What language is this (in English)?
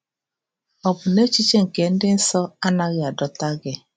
Igbo